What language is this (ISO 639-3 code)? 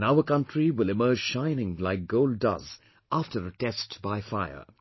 eng